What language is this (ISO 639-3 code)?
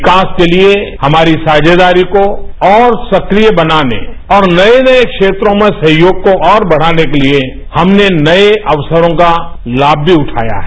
hin